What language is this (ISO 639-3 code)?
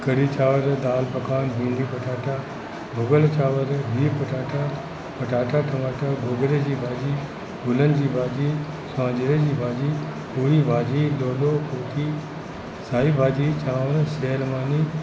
snd